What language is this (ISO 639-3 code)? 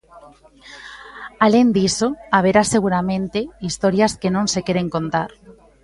glg